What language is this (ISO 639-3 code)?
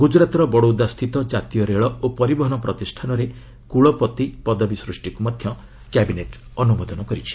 ori